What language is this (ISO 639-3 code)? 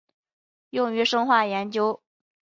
zho